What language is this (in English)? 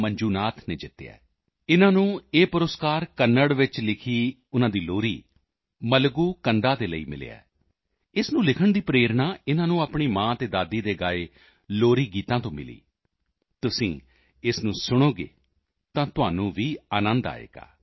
Punjabi